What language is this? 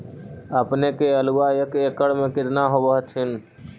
Magahi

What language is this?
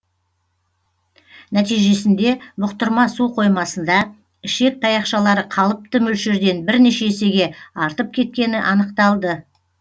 Kazakh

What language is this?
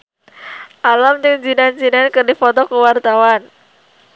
Sundanese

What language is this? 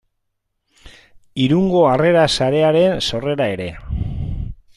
Basque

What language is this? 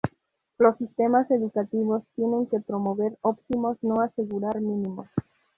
Spanish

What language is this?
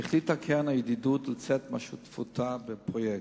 Hebrew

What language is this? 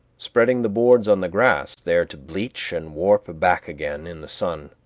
English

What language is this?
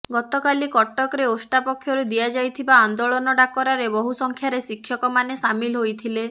Odia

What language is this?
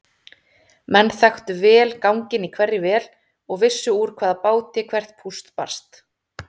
Icelandic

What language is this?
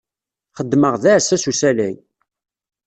Kabyle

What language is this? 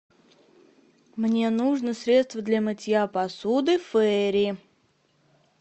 Russian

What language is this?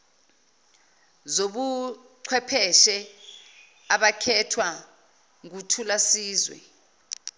Zulu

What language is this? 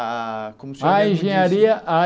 Portuguese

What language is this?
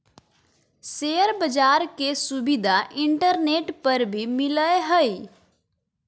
Magahi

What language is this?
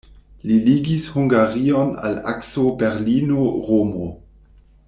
Esperanto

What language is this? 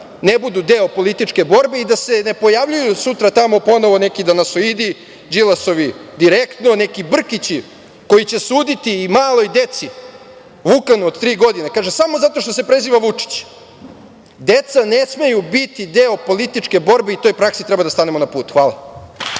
Serbian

